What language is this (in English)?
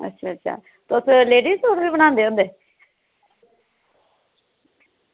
Dogri